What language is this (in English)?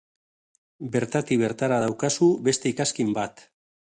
Basque